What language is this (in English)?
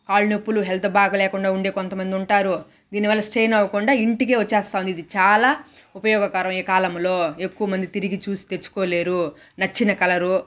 Telugu